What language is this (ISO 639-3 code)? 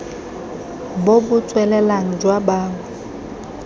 tsn